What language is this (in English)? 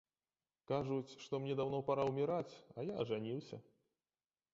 Belarusian